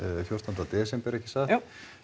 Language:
Icelandic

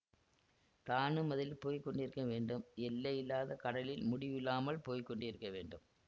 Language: Tamil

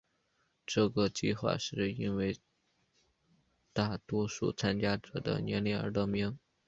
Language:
Chinese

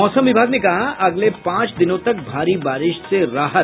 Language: Hindi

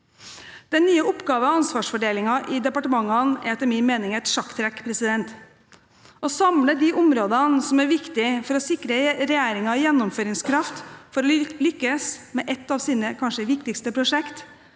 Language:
Norwegian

